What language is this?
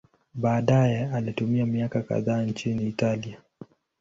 Swahili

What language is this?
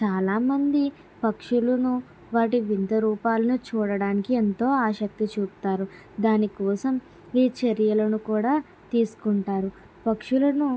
Telugu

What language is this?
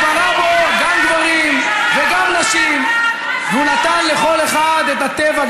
Hebrew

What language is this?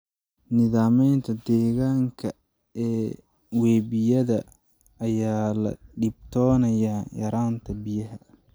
Somali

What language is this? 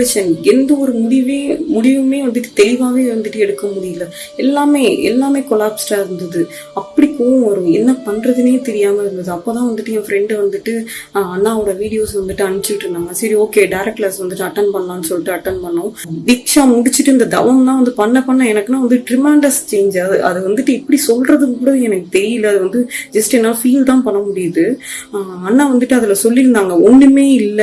Tamil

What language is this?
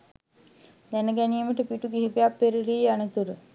Sinhala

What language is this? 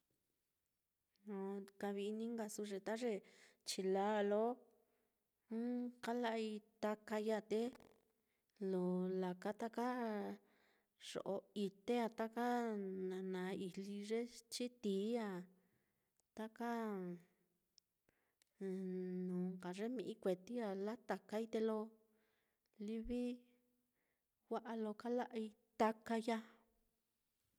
Mitlatongo Mixtec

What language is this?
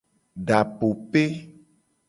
Gen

